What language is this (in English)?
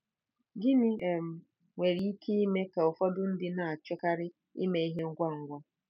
Igbo